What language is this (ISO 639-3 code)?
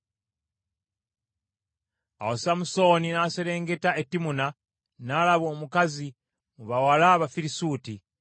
lug